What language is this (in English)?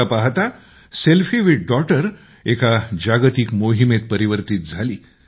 Marathi